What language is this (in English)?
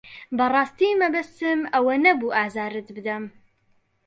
Central Kurdish